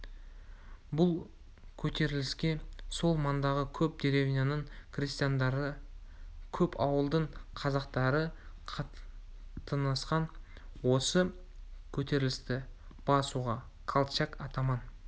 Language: Kazakh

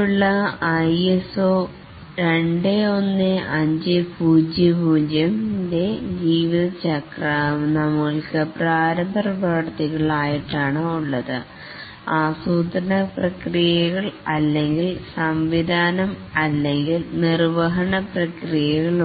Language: Malayalam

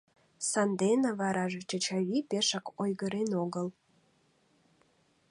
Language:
Mari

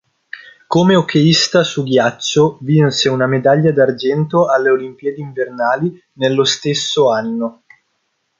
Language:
Italian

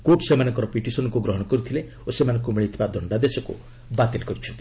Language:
Odia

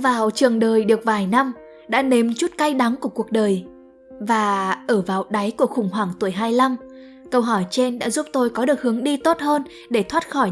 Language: Vietnamese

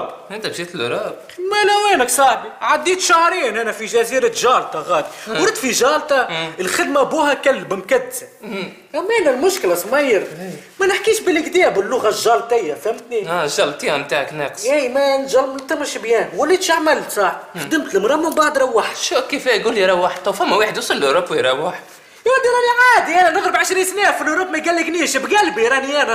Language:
Arabic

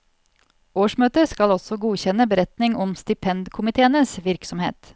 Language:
Norwegian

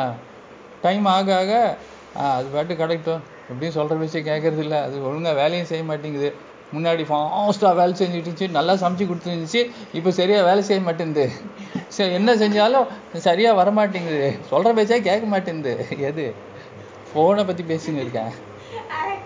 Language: Tamil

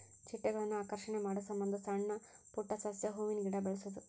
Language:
Kannada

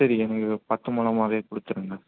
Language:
Tamil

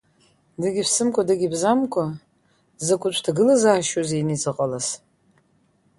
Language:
Abkhazian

